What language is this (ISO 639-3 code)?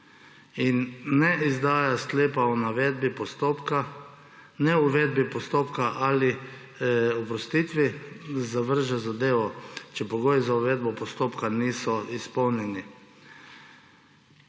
slv